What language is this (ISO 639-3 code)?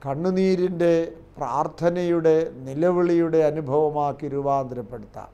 mal